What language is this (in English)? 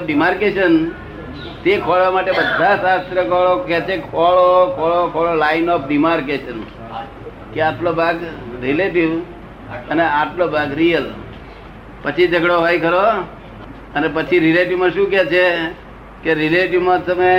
Gujarati